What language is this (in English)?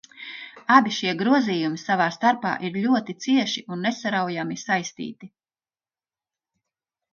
Latvian